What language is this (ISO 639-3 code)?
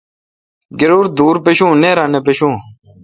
xka